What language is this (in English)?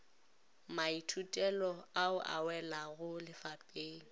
Northern Sotho